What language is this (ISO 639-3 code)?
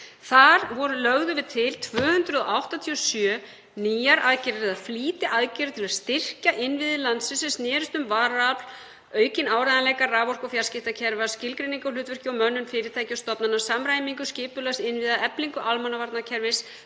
isl